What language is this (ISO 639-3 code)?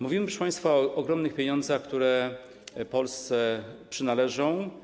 pol